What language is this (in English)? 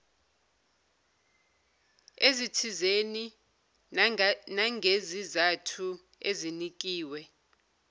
Zulu